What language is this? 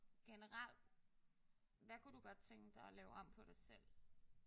Danish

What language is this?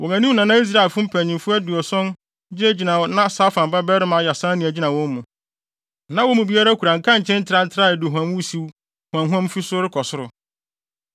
Akan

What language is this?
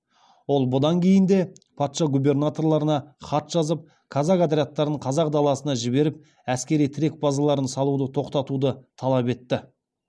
Kazakh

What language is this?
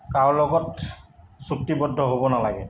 Assamese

